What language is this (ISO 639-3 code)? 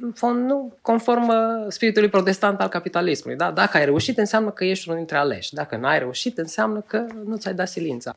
ron